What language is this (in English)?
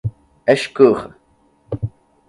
Portuguese